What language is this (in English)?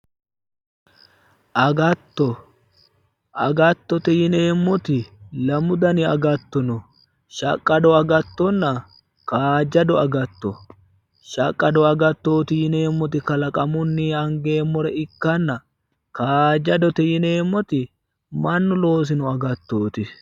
Sidamo